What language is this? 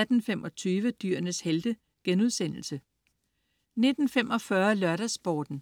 Danish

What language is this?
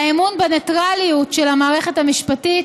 Hebrew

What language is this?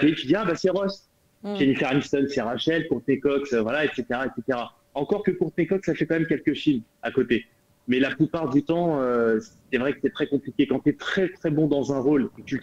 French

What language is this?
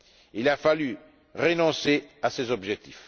French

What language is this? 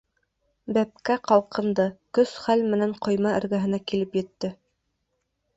Bashkir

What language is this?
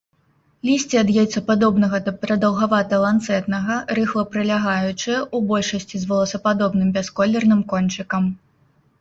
Belarusian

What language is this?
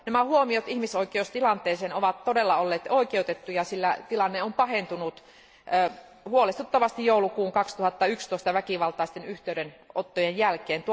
Finnish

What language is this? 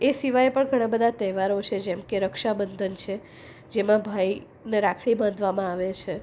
Gujarati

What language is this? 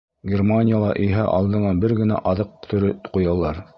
Bashkir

